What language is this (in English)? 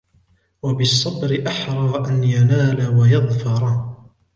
Arabic